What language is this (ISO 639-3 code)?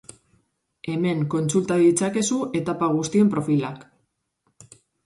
eus